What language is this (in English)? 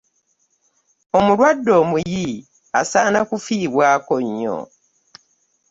Ganda